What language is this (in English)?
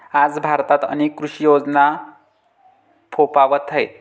Marathi